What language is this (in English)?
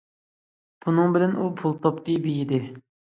Uyghur